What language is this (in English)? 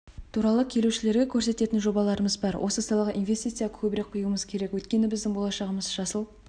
Kazakh